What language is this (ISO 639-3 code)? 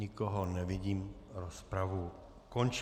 ces